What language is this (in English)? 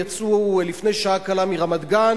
Hebrew